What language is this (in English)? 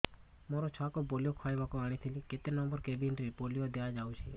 Odia